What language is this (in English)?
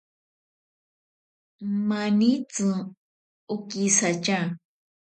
Ashéninka Perené